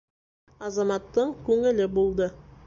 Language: Bashkir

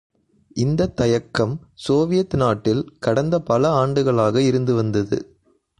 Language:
Tamil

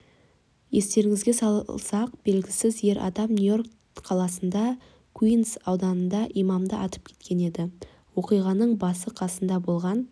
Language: Kazakh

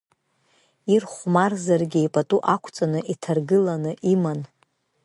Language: Abkhazian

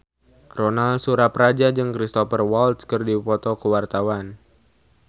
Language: Sundanese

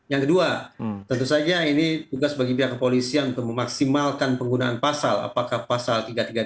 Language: Indonesian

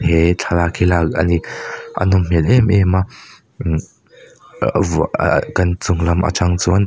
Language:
Mizo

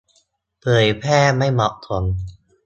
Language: Thai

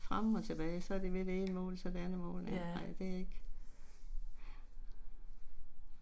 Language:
Danish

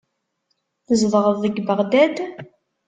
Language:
Kabyle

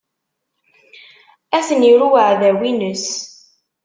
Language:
Kabyle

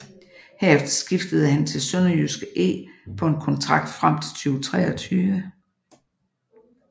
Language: Danish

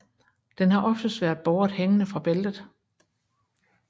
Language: Danish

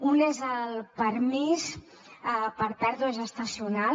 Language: Catalan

